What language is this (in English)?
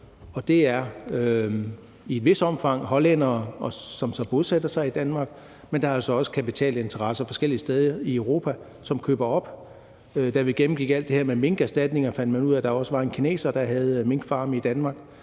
Danish